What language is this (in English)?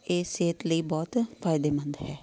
Punjabi